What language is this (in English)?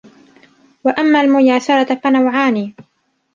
Arabic